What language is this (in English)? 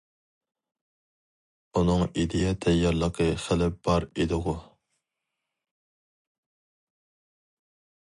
Uyghur